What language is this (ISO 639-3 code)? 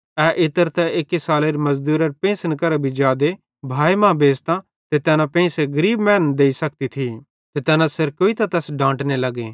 bhd